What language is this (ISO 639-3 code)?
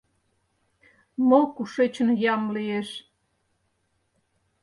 chm